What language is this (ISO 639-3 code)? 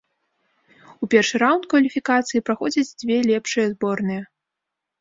bel